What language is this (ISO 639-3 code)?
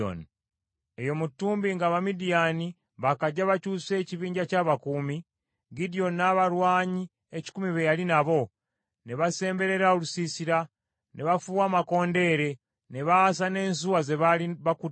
lug